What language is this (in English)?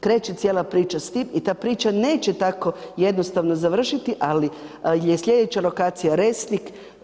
Croatian